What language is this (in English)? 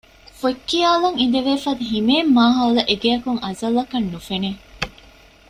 Divehi